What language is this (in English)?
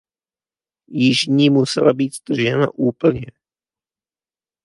Czech